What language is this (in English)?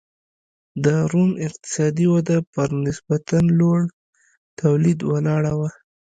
Pashto